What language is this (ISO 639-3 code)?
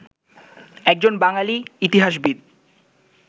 ben